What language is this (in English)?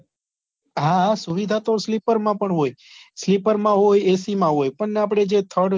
Gujarati